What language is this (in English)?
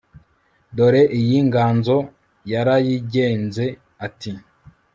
Kinyarwanda